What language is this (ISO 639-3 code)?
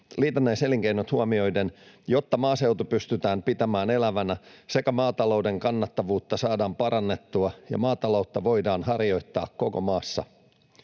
fin